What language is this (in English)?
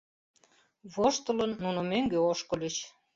Mari